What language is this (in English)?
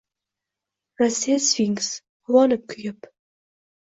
Uzbek